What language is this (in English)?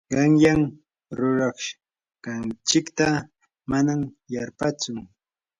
Yanahuanca Pasco Quechua